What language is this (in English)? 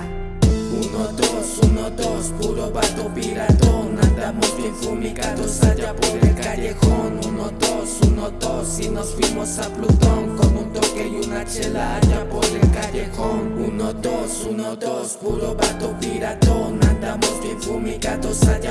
Spanish